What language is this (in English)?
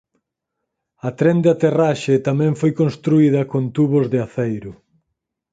Galician